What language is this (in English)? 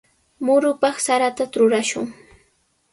Sihuas Ancash Quechua